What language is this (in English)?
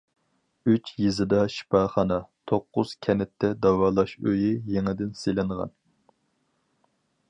Uyghur